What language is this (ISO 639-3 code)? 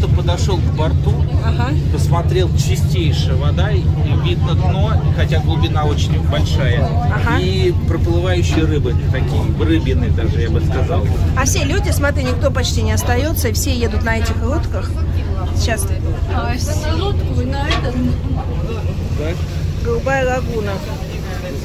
rus